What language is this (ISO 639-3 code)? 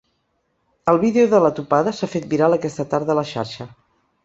cat